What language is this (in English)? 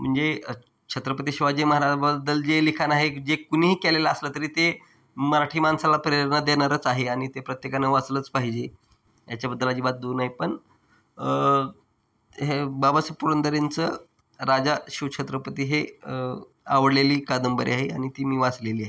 Marathi